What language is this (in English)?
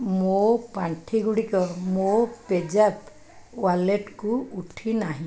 Odia